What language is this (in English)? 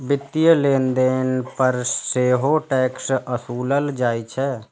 Maithili